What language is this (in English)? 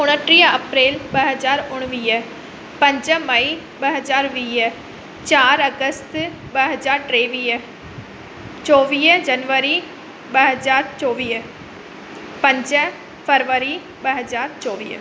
Sindhi